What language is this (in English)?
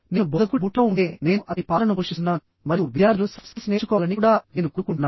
Telugu